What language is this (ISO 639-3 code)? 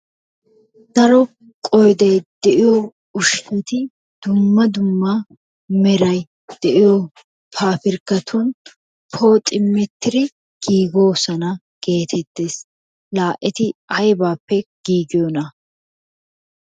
wal